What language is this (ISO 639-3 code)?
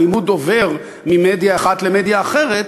heb